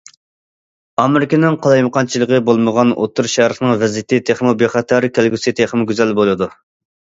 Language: Uyghur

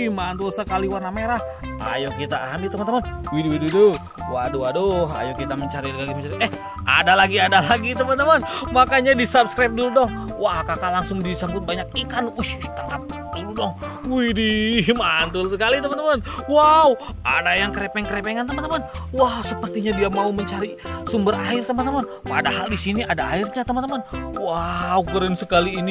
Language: Indonesian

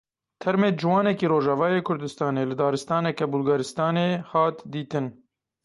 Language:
Kurdish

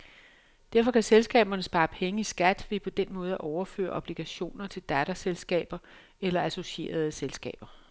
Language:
Danish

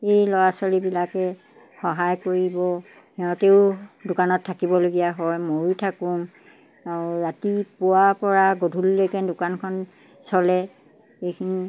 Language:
Assamese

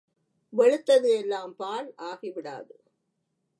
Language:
Tamil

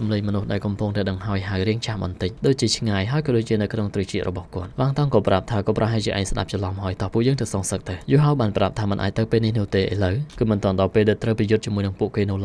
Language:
Thai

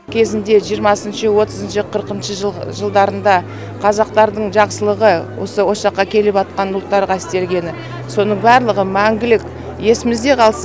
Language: Kazakh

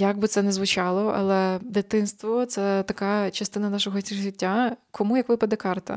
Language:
Ukrainian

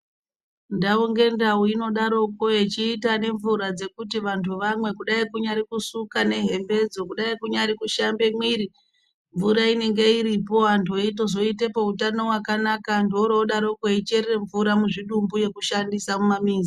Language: Ndau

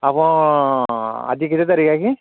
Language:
Odia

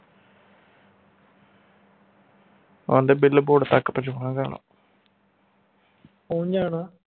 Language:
Punjabi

